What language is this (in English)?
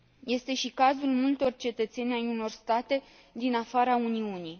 Romanian